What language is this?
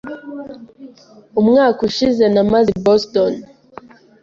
Kinyarwanda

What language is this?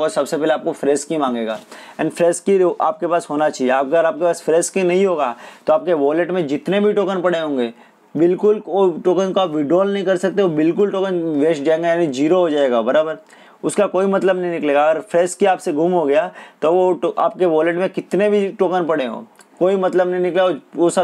Hindi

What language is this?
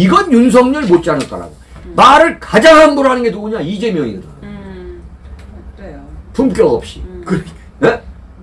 Korean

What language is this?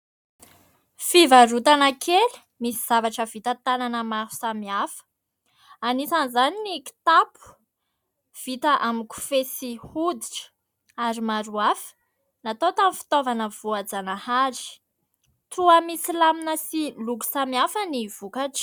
Malagasy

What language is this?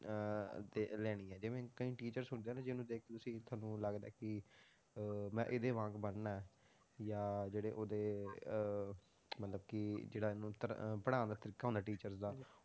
Punjabi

